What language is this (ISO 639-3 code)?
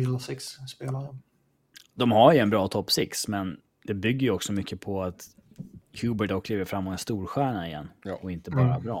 swe